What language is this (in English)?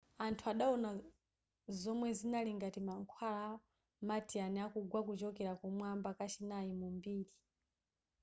Nyanja